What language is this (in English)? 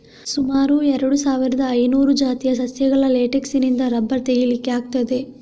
Kannada